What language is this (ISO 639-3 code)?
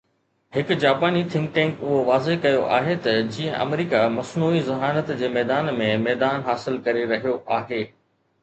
snd